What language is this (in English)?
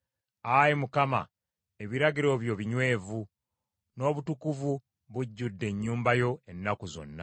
Ganda